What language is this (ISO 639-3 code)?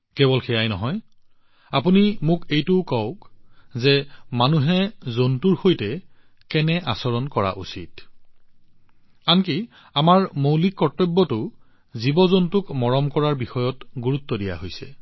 asm